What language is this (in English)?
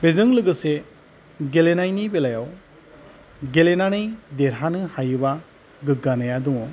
Bodo